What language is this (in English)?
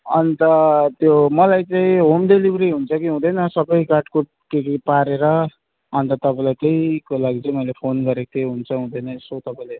Nepali